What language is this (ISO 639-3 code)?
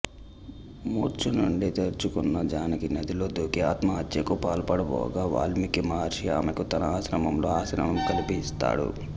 tel